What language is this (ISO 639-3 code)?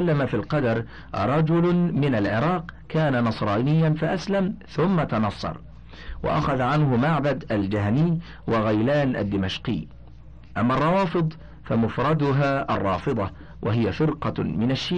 ara